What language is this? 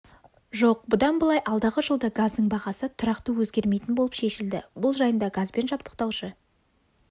Kazakh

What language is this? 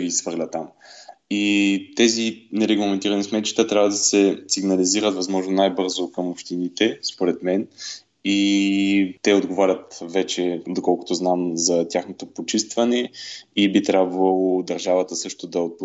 Bulgarian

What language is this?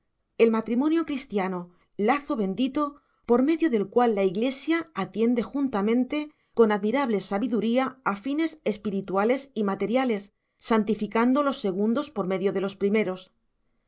Spanish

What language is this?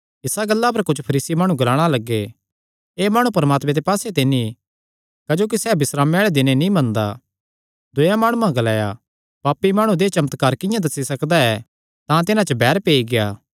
Kangri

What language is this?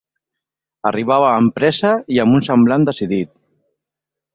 Catalan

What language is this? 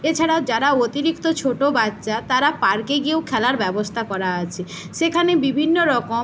Bangla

